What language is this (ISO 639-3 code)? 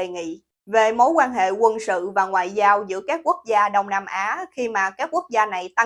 vie